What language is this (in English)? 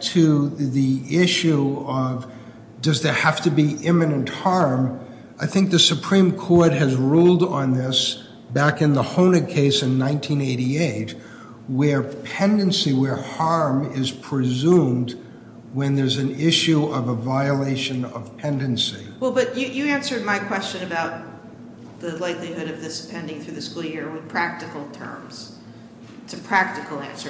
English